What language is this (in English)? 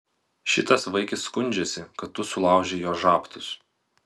Lithuanian